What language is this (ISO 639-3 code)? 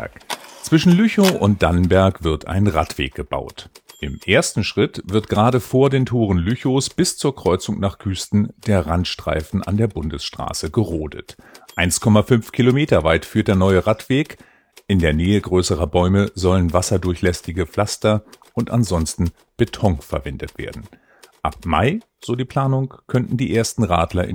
deu